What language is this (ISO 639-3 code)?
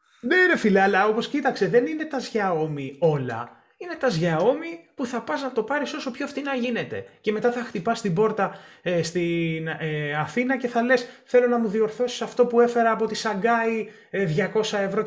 ell